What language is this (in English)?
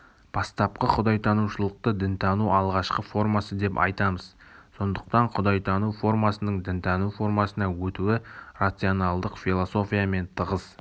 Kazakh